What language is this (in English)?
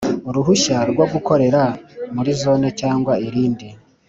Kinyarwanda